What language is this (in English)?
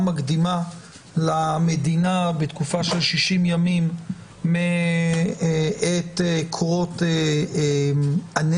Hebrew